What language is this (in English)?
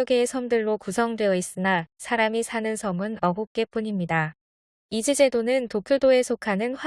Korean